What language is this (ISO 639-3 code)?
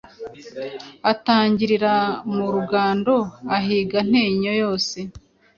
kin